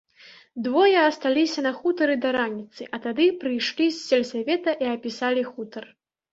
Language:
Belarusian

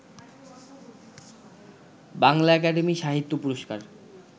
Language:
Bangla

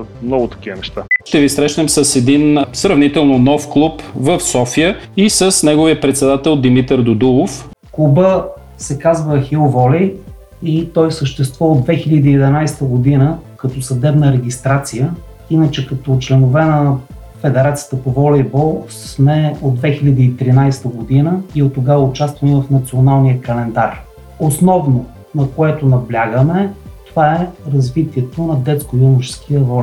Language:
Bulgarian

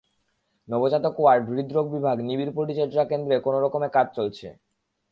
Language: Bangla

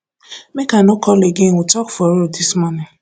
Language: Nigerian Pidgin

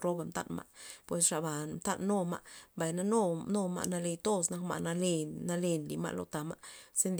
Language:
Loxicha Zapotec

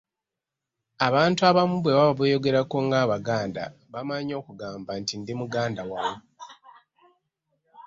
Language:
Ganda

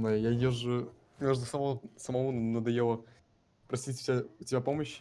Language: Russian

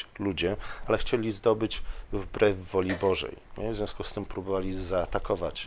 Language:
Polish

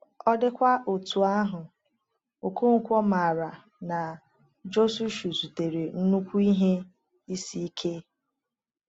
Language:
Igbo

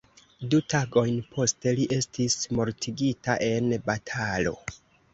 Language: Esperanto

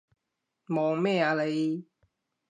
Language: Cantonese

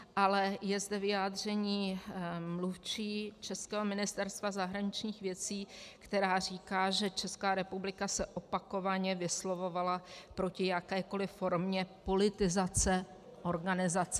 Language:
Czech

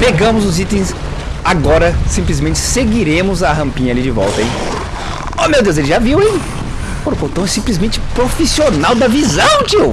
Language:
Portuguese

